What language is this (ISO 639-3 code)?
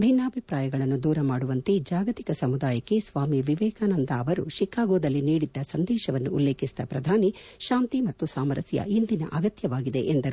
kan